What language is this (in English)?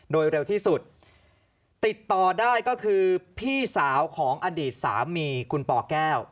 Thai